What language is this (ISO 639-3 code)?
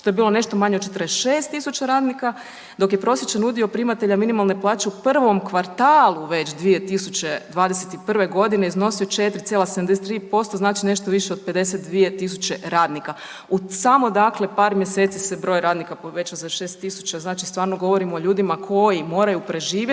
hrv